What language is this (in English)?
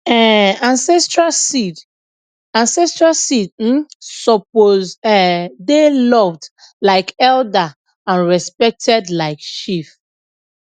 Nigerian Pidgin